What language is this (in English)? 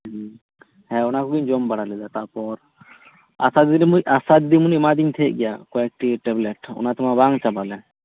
Santali